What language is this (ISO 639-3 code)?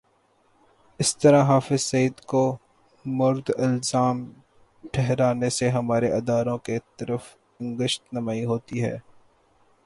urd